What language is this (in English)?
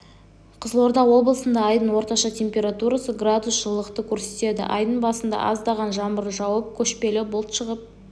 Kazakh